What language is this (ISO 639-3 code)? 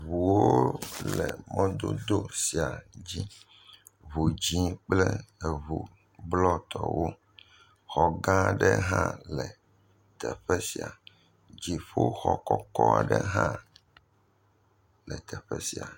ewe